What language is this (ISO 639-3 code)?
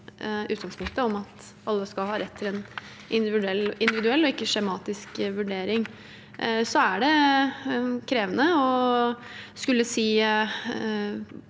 nor